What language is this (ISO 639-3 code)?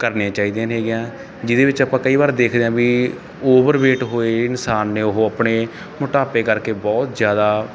pan